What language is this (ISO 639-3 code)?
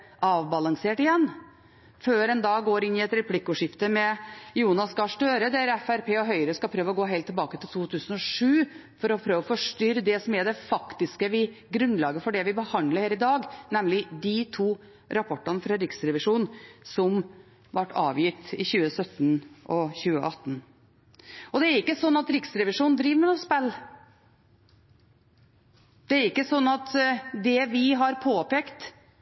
nob